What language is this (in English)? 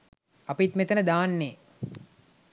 Sinhala